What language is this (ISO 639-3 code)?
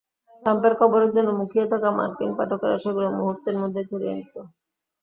ben